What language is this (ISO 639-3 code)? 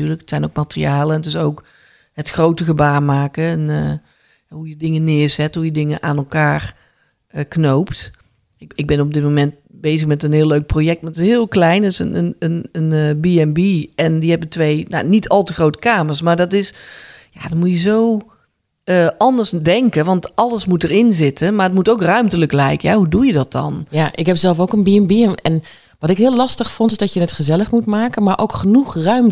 nld